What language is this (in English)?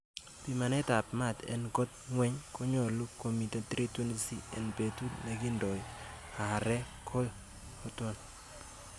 Kalenjin